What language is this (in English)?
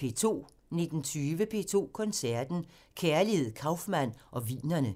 Danish